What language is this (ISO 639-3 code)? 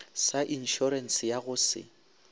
nso